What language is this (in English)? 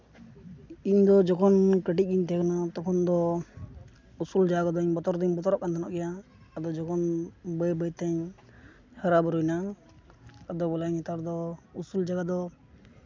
Santali